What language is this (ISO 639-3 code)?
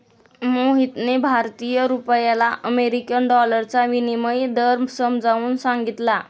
mar